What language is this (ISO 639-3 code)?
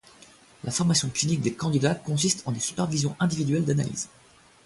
fra